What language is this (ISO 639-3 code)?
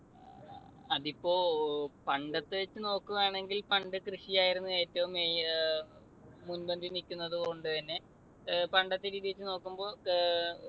mal